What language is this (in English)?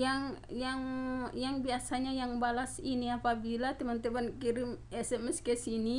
Indonesian